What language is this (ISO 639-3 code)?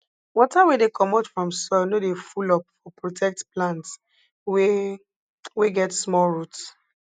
pcm